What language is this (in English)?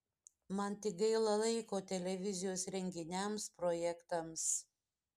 Lithuanian